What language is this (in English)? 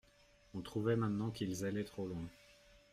French